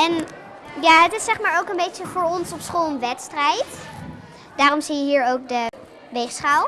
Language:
Dutch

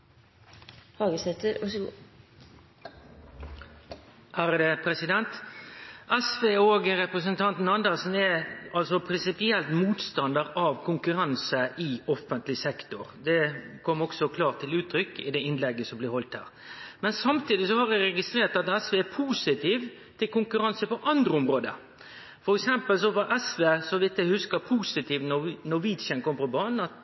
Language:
Norwegian Nynorsk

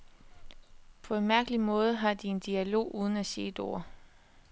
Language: Danish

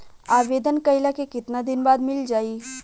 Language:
Bhojpuri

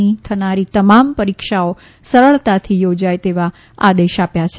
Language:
Gujarati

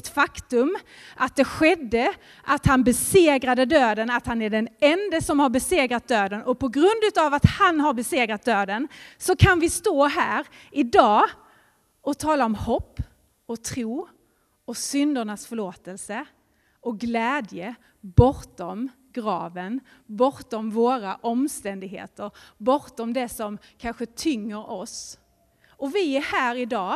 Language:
Swedish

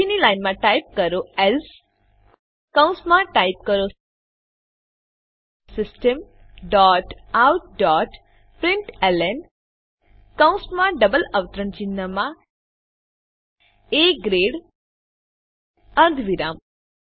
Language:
Gujarati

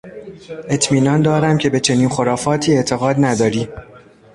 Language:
Persian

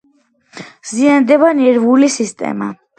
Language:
Georgian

